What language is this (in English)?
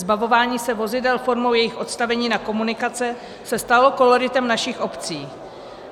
Czech